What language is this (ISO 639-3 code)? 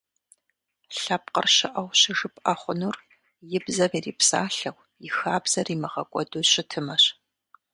kbd